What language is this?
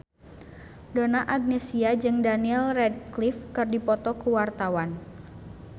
Sundanese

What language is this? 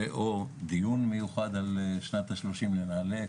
Hebrew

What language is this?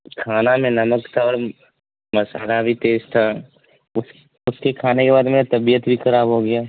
Urdu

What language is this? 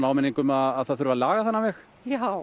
Icelandic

